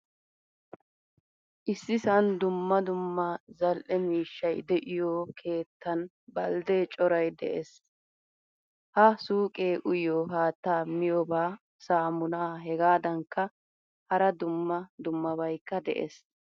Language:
Wolaytta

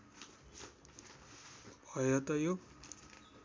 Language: Nepali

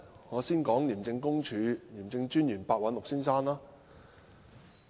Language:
Cantonese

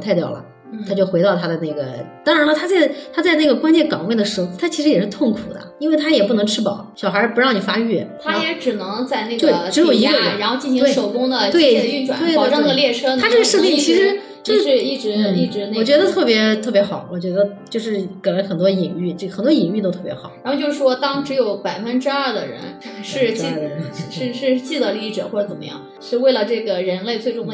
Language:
Chinese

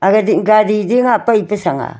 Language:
Wancho Naga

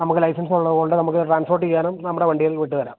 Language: Malayalam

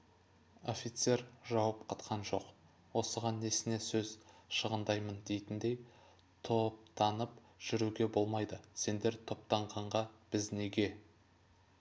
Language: Kazakh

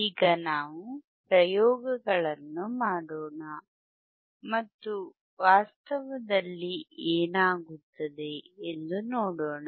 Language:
Kannada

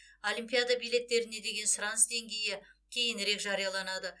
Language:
Kazakh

